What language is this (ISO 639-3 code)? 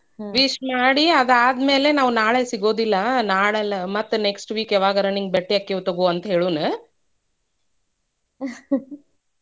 kan